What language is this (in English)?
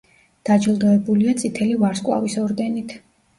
Georgian